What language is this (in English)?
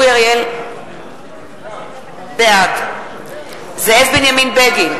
Hebrew